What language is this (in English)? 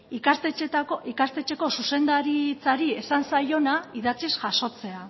Basque